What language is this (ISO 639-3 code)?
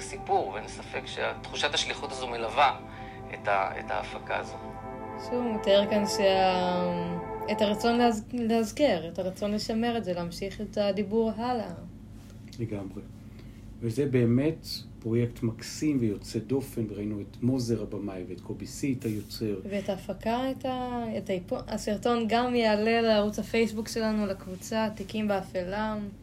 heb